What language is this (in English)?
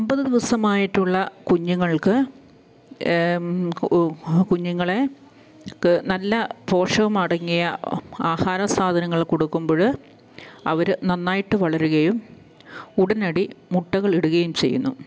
Malayalam